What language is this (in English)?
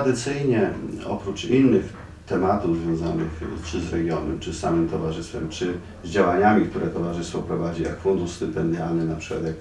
Polish